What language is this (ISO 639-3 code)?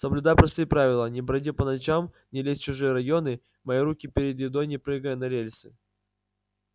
rus